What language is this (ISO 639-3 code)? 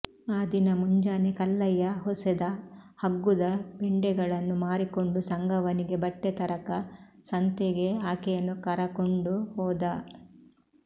kan